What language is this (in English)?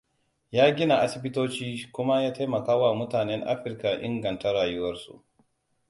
Hausa